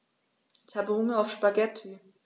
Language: German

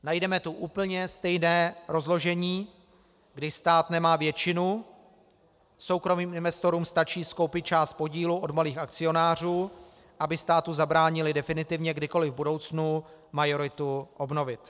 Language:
Czech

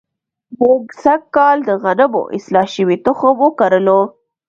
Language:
Pashto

